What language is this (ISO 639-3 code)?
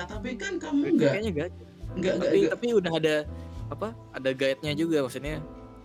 ind